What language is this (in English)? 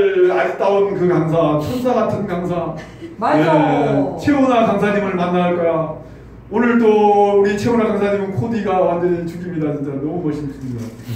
Korean